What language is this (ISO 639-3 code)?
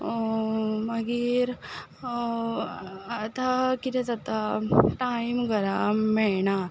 kok